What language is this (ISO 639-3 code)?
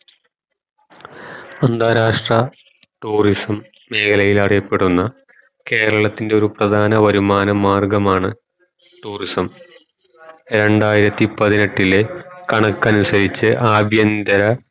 mal